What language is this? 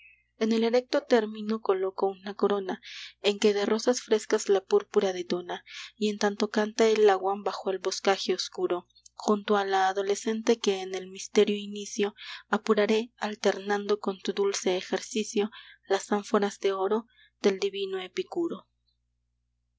Spanish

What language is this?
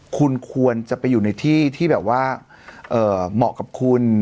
Thai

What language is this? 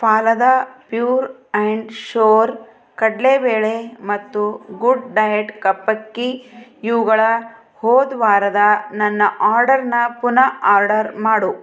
Kannada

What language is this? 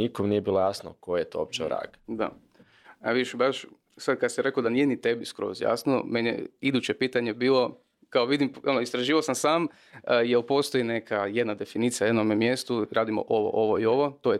Croatian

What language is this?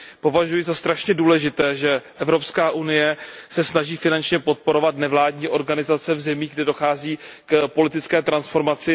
Czech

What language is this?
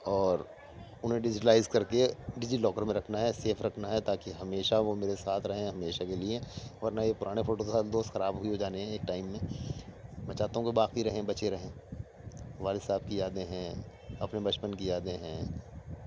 Urdu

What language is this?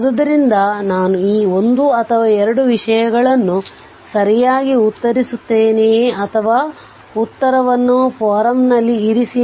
Kannada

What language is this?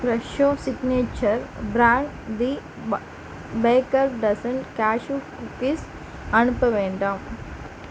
Tamil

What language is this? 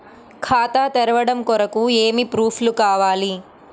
Telugu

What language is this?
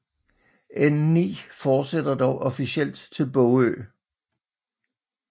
Danish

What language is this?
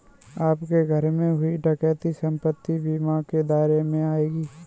Hindi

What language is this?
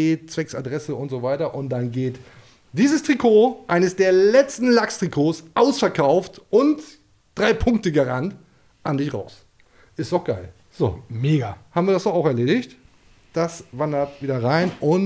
German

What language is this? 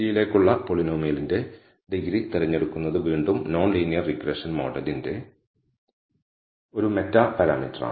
Malayalam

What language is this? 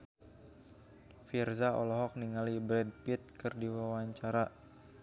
Sundanese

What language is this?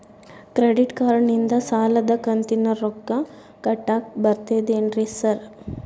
Kannada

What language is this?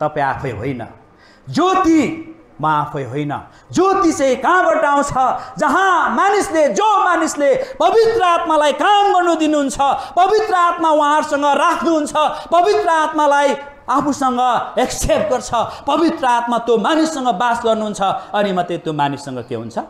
English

